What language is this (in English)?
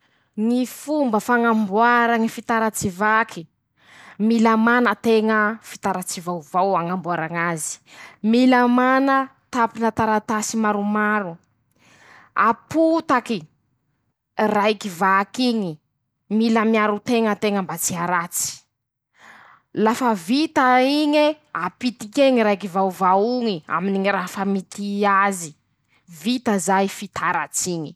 Masikoro Malagasy